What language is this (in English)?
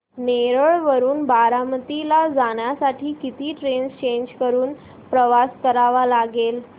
Marathi